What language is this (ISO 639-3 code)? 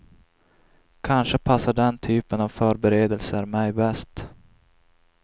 swe